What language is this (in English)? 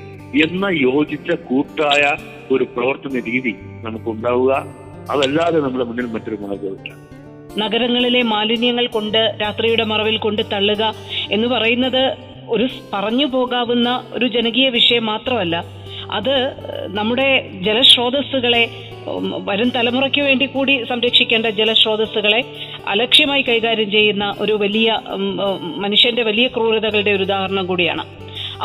Malayalam